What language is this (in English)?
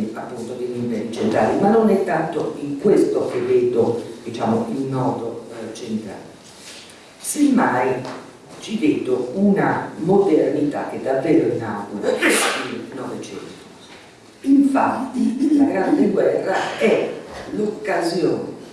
Italian